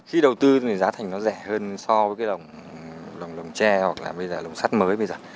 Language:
Vietnamese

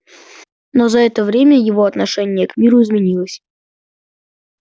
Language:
Russian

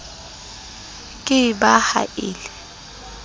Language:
Southern Sotho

